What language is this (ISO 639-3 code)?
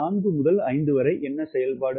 tam